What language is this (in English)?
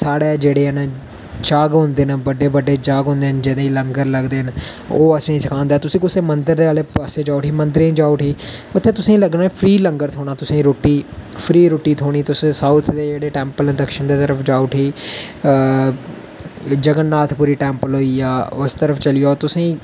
Dogri